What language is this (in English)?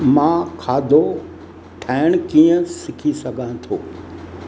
Sindhi